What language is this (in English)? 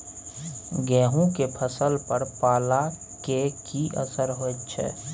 Maithili